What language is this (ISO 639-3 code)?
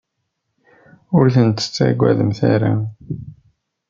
kab